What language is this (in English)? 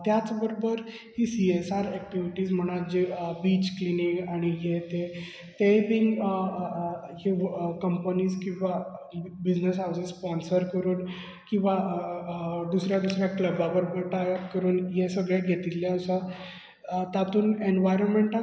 Konkani